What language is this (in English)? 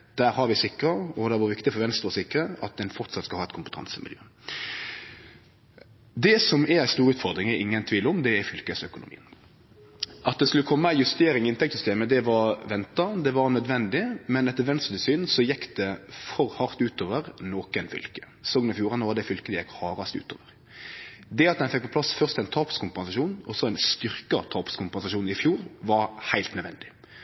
Norwegian Nynorsk